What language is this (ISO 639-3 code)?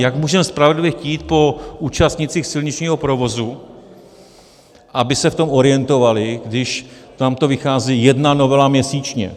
ces